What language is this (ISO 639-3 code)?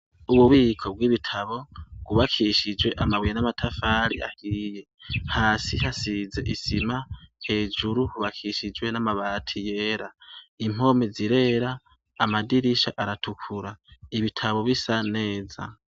run